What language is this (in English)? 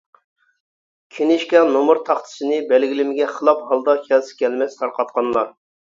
Uyghur